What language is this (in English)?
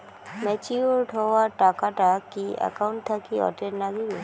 Bangla